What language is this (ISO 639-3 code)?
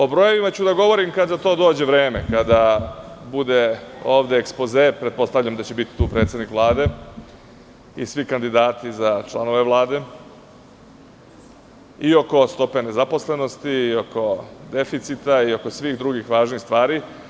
srp